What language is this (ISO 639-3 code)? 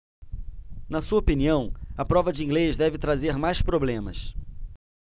por